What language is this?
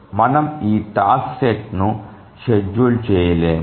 Telugu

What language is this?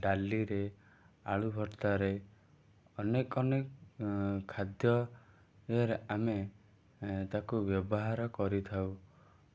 Odia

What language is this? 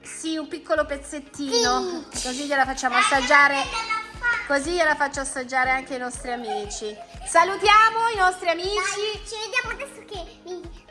Italian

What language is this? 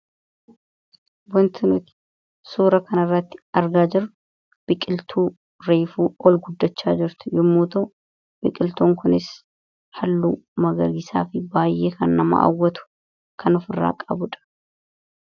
Oromo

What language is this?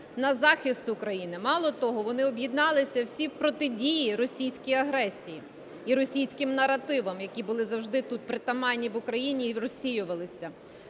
Ukrainian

